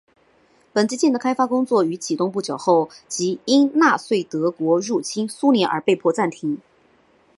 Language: Chinese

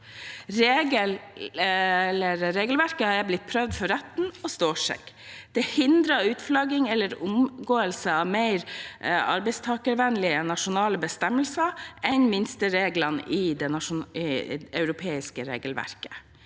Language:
Norwegian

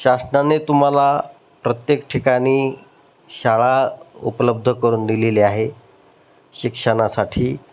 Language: Marathi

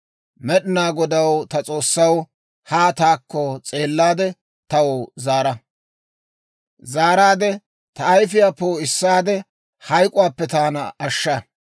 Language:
Dawro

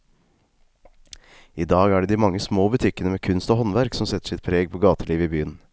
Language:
Norwegian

